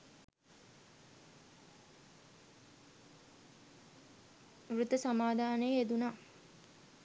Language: Sinhala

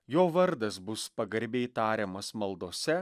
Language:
Lithuanian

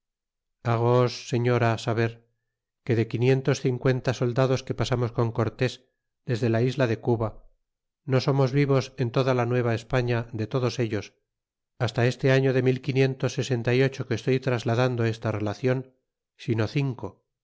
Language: Spanish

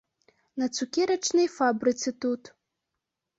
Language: Belarusian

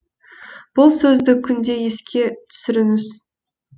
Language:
Kazakh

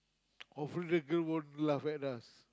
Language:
English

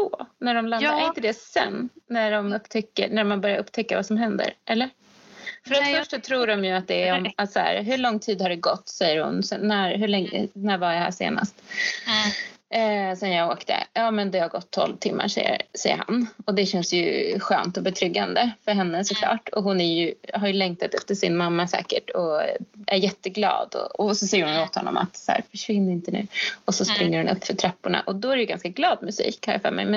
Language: Swedish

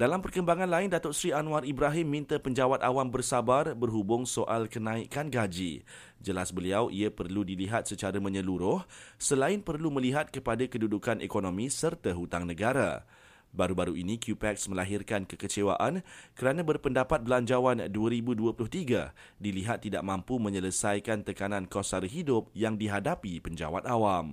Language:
Malay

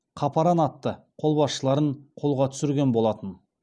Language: Kazakh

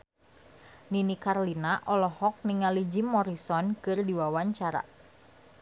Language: Sundanese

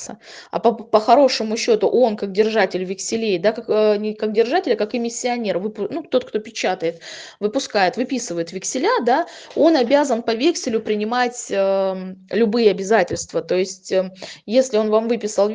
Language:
Russian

